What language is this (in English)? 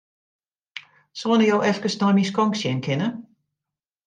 Western Frisian